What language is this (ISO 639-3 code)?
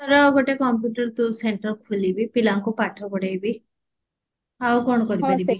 ori